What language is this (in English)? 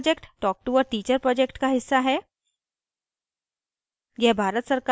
Hindi